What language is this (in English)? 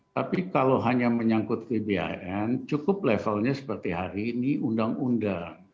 Indonesian